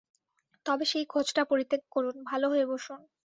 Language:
Bangla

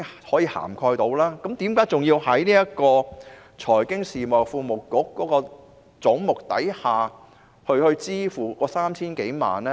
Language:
Cantonese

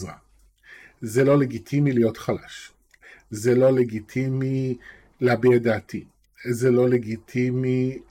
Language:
Hebrew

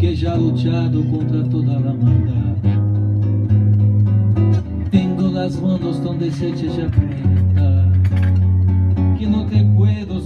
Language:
Romanian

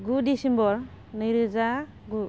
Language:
Bodo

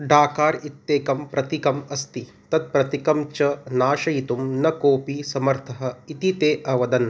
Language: Sanskrit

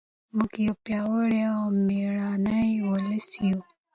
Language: Pashto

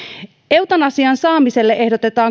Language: Finnish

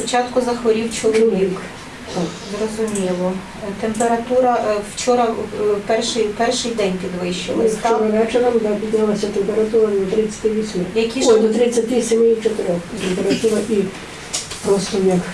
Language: Ukrainian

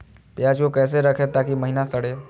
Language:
Magahi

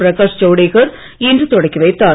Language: Tamil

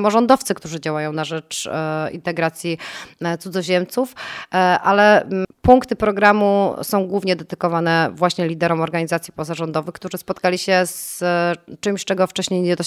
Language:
Polish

